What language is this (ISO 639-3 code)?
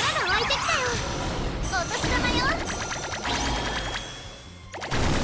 jpn